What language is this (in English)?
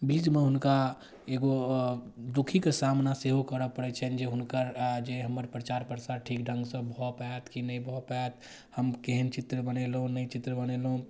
Maithili